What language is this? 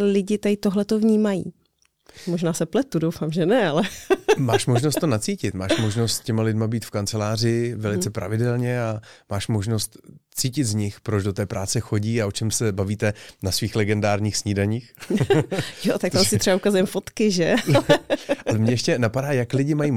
Czech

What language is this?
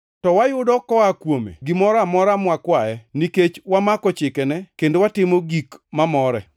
Luo (Kenya and Tanzania)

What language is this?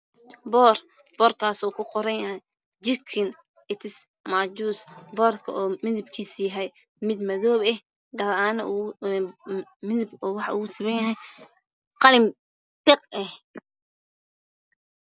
Somali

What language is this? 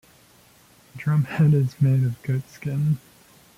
English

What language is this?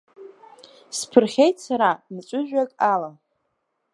Abkhazian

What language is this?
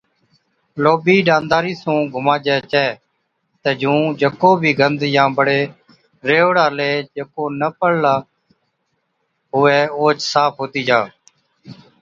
Od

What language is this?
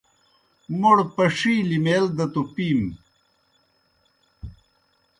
Kohistani Shina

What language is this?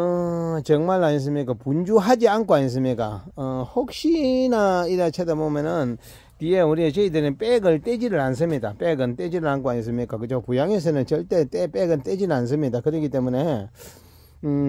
Korean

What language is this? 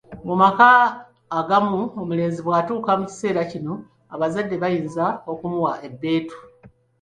Ganda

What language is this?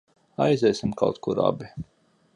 Latvian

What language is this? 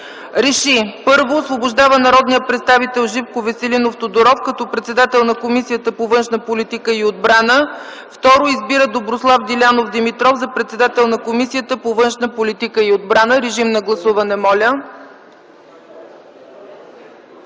Bulgarian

